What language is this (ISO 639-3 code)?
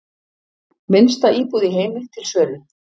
isl